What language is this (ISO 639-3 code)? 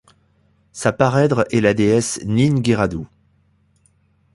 fra